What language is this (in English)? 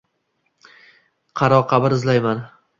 Uzbek